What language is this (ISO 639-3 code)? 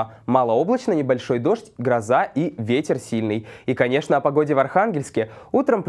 rus